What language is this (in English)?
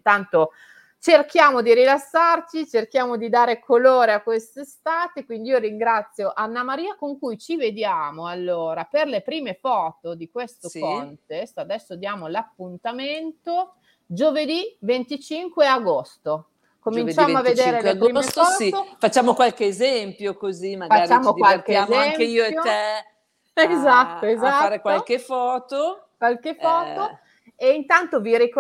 Italian